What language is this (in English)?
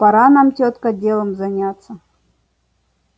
Russian